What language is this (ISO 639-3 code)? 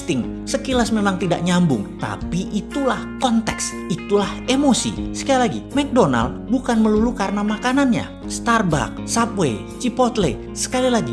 ind